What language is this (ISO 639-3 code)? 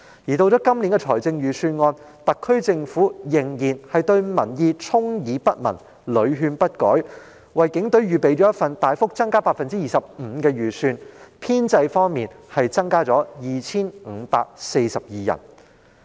yue